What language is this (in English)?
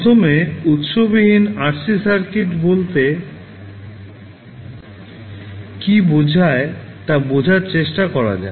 Bangla